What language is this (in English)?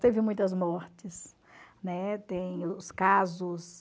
Portuguese